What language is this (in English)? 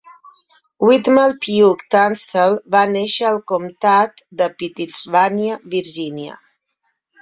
Catalan